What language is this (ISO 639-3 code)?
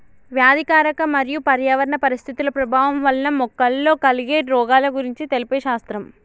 tel